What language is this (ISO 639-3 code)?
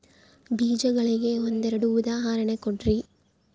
kan